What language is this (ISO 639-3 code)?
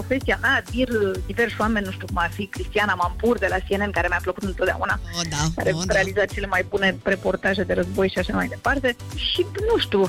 ron